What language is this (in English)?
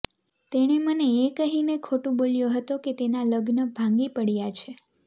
Gujarati